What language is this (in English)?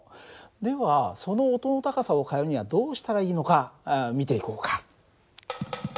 Japanese